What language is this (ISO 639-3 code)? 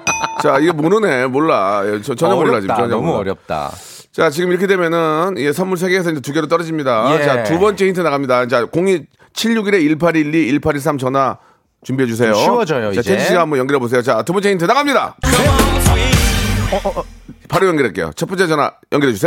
kor